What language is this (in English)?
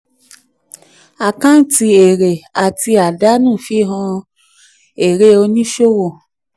Yoruba